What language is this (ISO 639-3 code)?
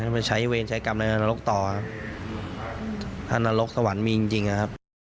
tha